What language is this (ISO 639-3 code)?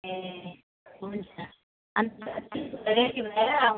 nep